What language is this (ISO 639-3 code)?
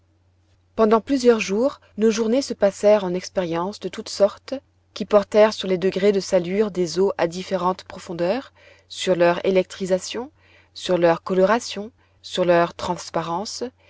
fra